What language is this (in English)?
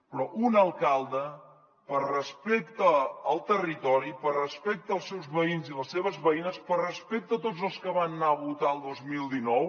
Catalan